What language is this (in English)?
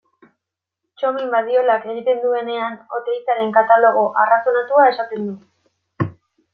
Basque